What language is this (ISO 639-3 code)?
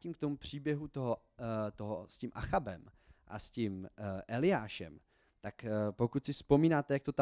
ces